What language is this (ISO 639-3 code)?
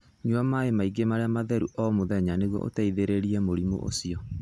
kik